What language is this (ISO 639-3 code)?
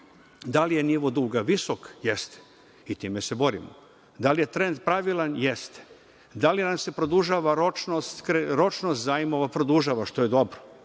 srp